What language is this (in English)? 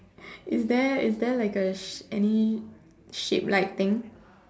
English